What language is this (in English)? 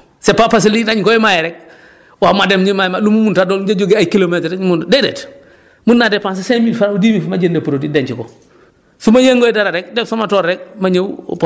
Wolof